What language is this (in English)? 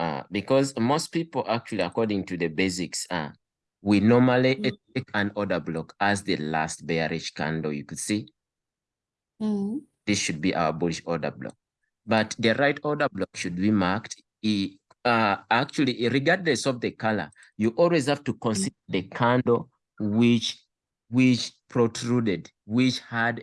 English